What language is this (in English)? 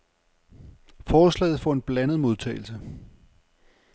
Danish